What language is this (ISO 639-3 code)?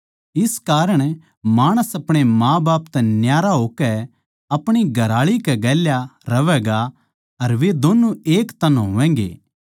bgc